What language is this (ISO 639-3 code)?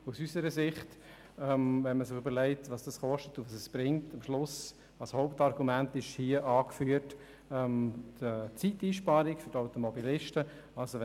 gsw